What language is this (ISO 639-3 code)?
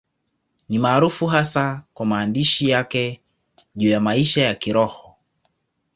swa